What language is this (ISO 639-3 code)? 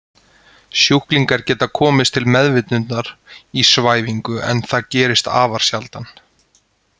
isl